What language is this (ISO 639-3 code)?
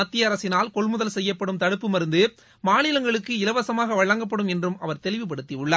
tam